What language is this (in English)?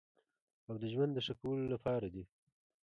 Pashto